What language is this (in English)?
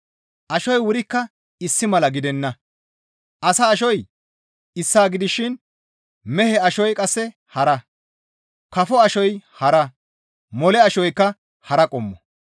Gamo